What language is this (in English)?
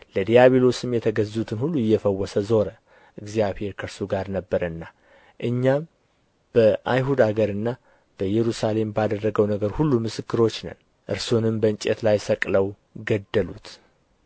Amharic